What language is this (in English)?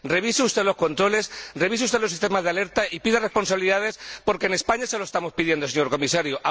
Spanish